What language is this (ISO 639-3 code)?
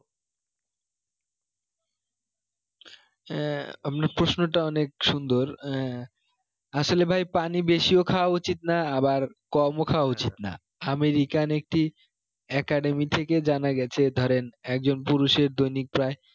ben